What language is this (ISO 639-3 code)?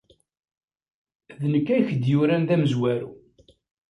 kab